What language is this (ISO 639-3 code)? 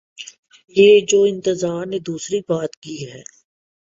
urd